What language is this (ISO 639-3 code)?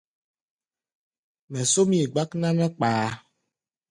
gba